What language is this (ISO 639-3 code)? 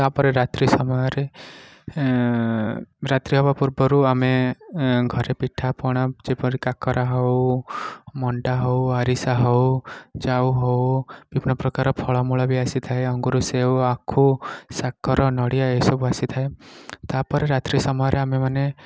ori